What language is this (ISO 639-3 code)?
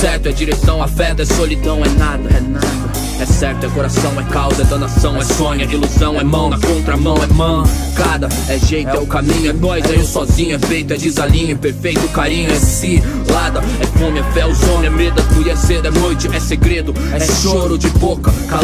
por